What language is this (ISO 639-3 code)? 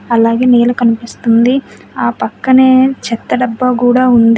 tel